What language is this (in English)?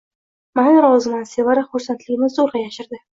Uzbek